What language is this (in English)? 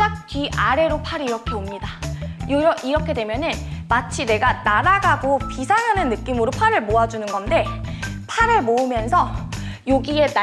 Korean